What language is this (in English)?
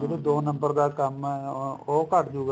Punjabi